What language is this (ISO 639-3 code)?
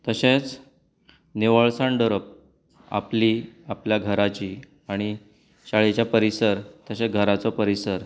kok